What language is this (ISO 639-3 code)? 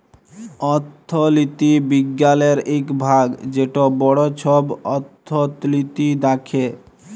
ben